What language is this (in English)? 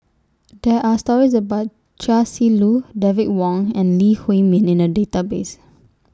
English